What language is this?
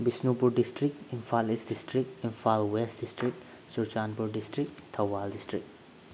Manipuri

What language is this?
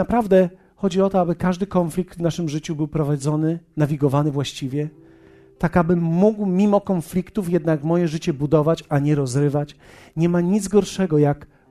Polish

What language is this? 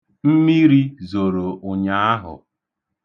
Igbo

